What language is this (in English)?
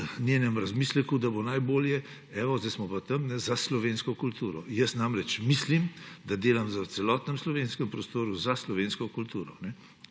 Slovenian